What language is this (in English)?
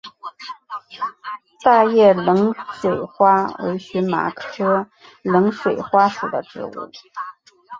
Chinese